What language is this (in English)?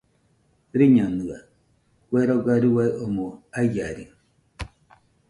Nüpode Huitoto